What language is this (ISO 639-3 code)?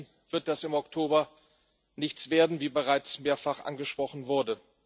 deu